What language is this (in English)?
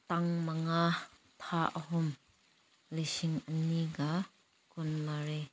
Manipuri